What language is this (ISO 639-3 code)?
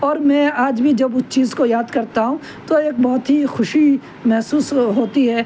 urd